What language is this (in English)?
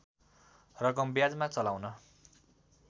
Nepali